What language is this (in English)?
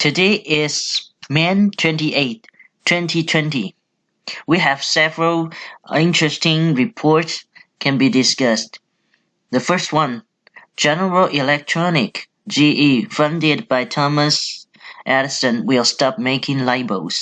English